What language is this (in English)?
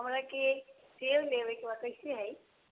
Maithili